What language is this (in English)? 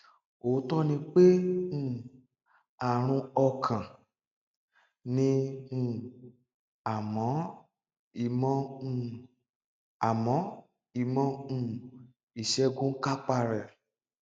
Yoruba